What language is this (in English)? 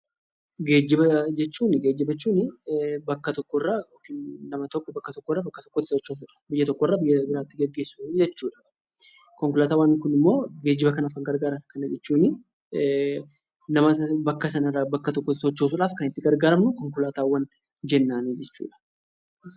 Oromo